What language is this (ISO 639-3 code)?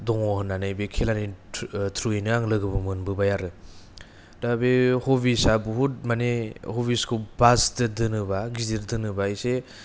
brx